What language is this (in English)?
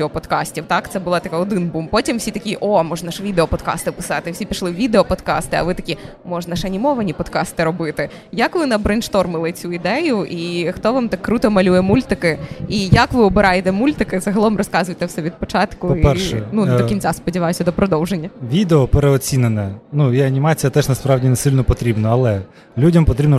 Ukrainian